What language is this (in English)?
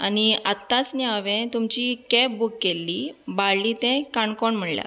Konkani